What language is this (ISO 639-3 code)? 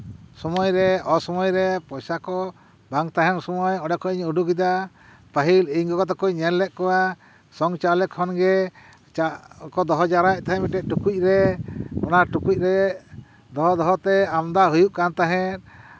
sat